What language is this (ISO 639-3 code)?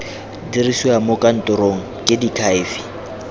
tsn